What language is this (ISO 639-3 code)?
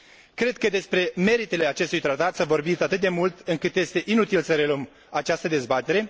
ron